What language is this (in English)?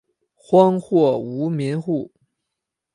Chinese